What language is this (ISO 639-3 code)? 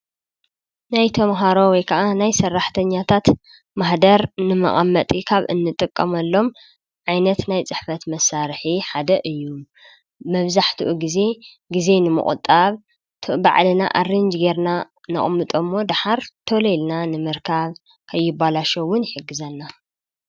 tir